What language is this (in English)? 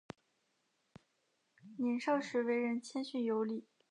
Chinese